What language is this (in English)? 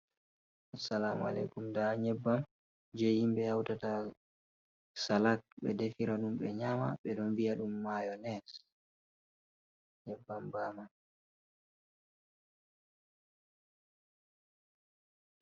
Fula